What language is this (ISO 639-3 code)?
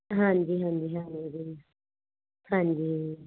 pan